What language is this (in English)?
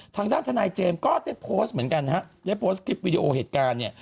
Thai